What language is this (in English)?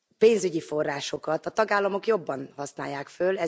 Hungarian